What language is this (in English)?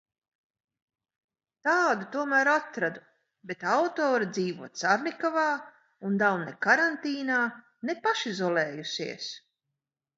Latvian